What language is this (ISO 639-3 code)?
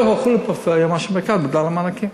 heb